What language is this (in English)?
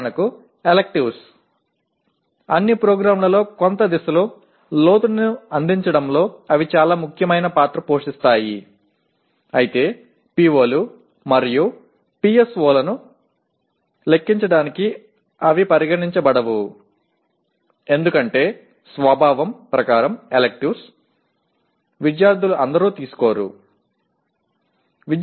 Tamil